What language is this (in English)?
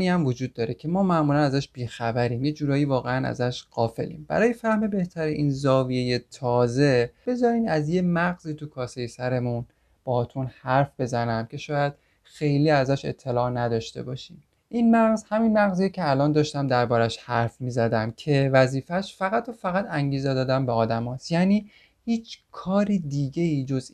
Persian